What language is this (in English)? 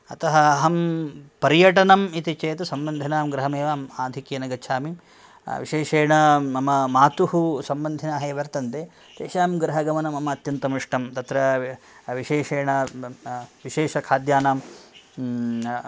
Sanskrit